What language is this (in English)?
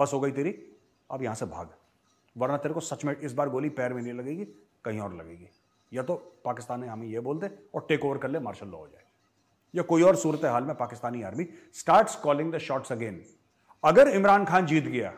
Hindi